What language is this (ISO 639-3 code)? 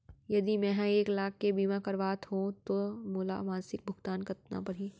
hne